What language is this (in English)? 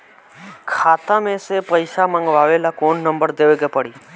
Bhojpuri